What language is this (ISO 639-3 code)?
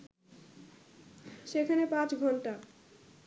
ben